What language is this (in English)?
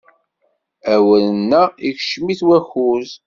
Kabyle